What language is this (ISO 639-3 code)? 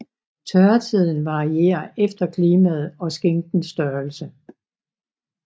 dan